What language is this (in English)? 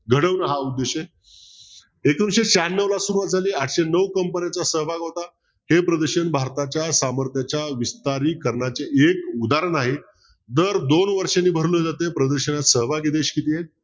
Marathi